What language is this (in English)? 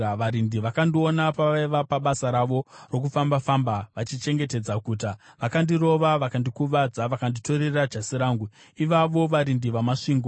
Shona